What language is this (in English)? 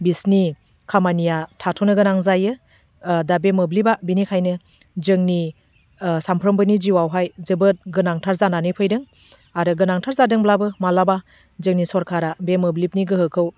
Bodo